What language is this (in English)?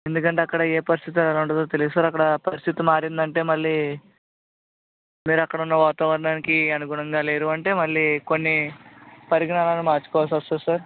Telugu